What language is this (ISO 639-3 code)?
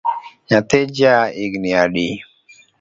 luo